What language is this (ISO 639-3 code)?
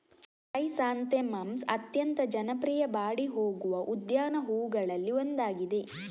kan